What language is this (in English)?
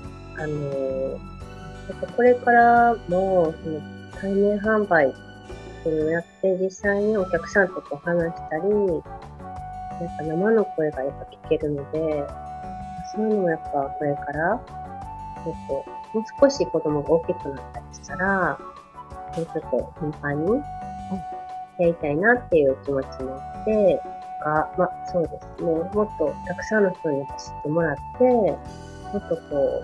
Japanese